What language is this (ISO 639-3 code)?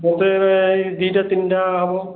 ori